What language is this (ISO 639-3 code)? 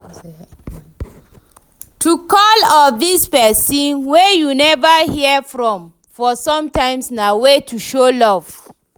pcm